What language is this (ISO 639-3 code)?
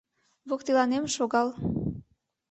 chm